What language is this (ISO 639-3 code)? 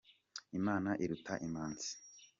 kin